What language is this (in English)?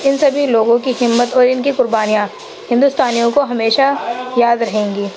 Urdu